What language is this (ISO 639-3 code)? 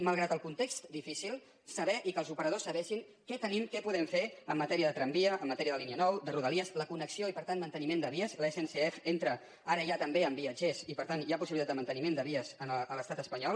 cat